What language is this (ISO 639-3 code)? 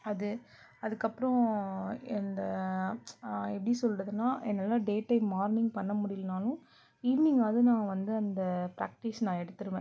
tam